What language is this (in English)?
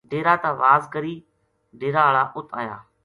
Gujari